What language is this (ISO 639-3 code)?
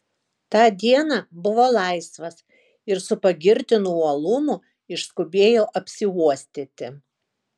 lit